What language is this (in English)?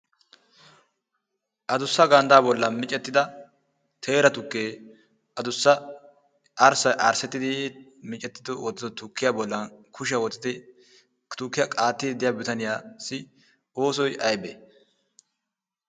Wolaytta